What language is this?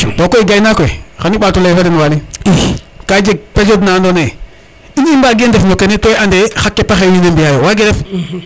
Serer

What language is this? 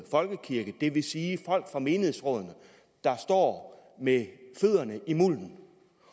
Danish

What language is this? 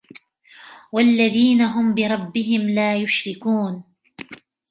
Arabic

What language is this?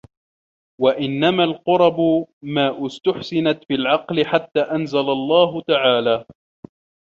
Arabic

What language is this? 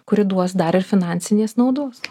Lithuanian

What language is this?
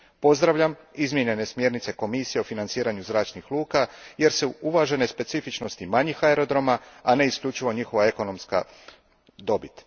Croatian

